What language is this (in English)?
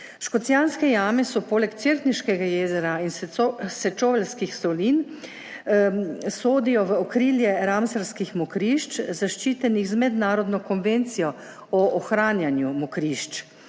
Slovenian